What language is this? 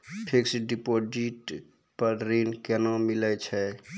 Maithili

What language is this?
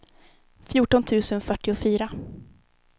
Swedish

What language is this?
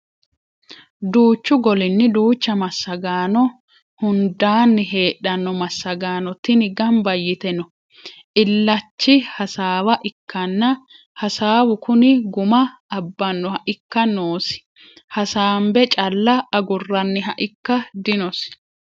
Sidamo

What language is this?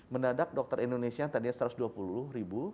Indonesian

